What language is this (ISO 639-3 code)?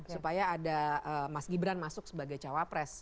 ind